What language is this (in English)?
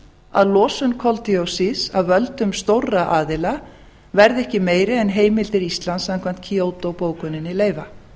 Icelandic